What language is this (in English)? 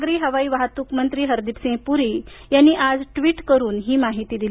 Marathi